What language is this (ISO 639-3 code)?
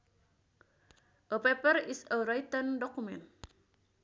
sun